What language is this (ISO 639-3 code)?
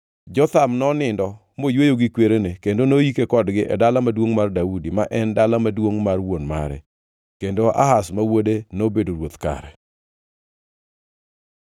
luo